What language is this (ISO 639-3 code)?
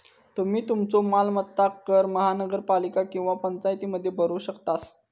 mar